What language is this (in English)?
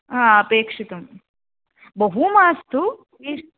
Sanskrit